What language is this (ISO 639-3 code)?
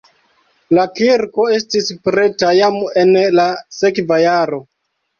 epo